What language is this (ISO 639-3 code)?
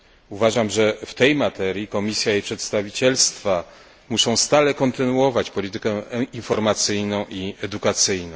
pol